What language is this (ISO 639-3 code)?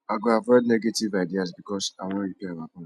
pcm